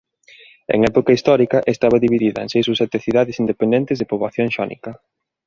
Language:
Galician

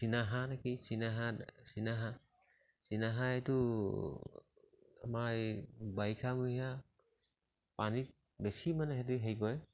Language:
Assamese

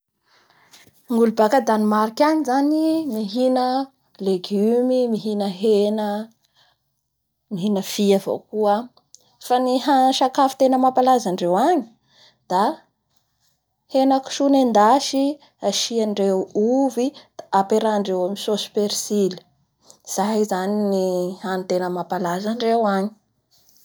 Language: Bara Malagasy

